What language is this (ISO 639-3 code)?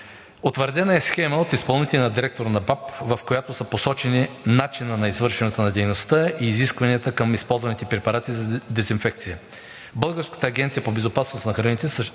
bul